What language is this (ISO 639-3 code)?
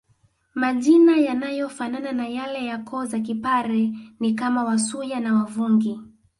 swa